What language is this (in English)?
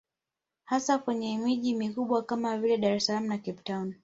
Swahili